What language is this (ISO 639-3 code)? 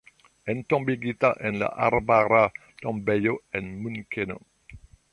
epo